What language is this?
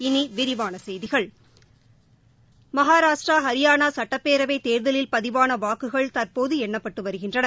Tamil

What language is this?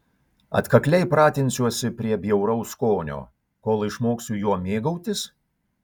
Lithuanian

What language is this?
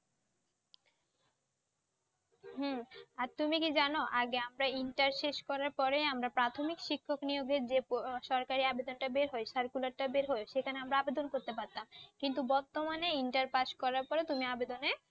Bangla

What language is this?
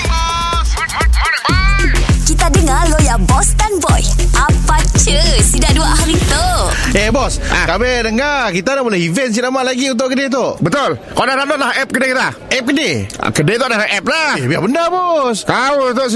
Malay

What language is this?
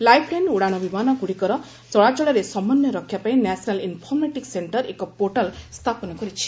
Odia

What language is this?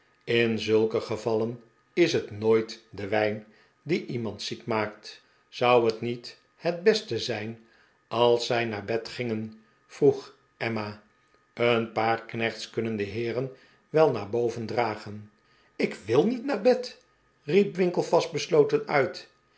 Dutch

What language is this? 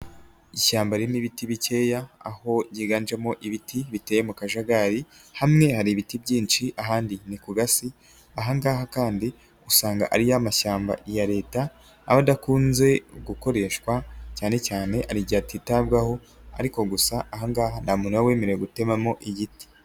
Kinyarwanda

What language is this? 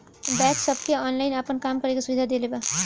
Bhojpuri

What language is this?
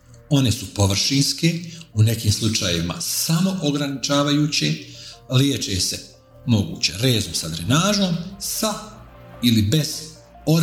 Croatian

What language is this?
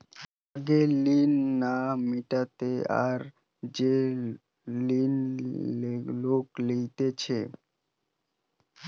Bangla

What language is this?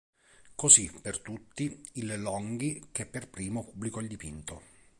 Italian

